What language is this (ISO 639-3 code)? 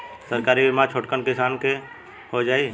bho